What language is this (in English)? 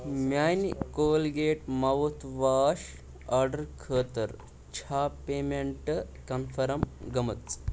Kashmiri